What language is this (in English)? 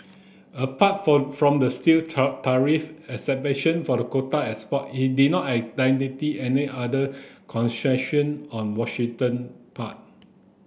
English